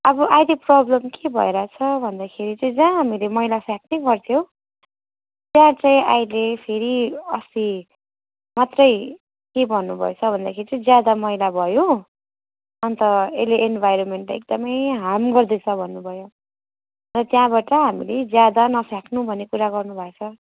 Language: Nepali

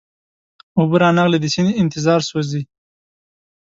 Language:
Pashto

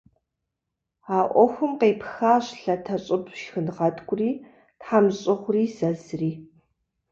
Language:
Kabardian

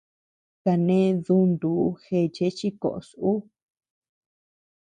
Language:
Tepeuxila Cuicatec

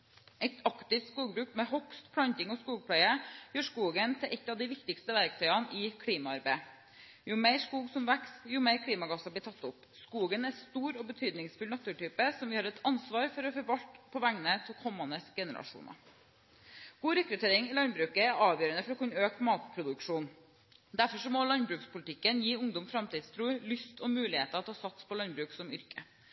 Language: Norwegian Bokmål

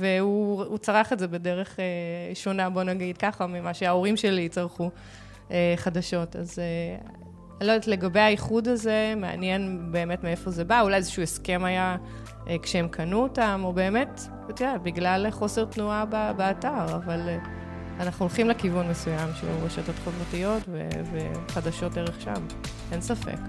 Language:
Hebrew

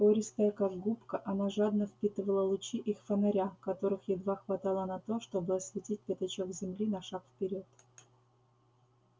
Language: Russian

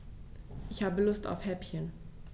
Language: German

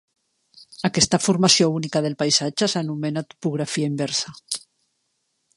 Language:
Catalan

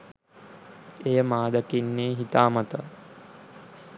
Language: Sinhala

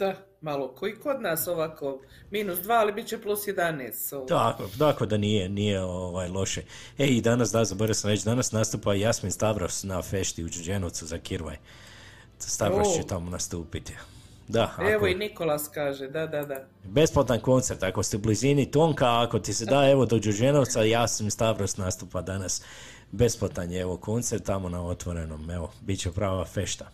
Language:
Croatian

